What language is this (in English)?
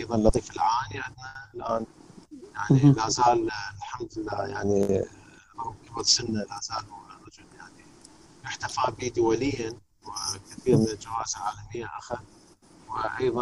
Arabic